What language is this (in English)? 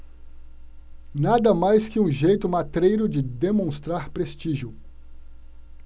Portuguese